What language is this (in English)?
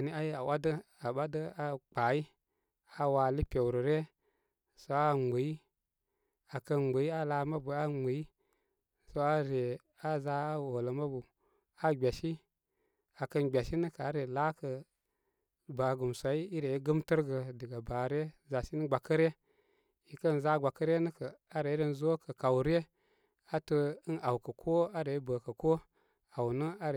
Koma